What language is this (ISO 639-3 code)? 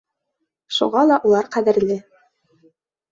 bak